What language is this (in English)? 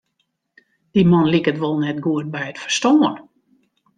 Western Frisian